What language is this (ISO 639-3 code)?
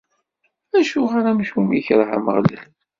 kab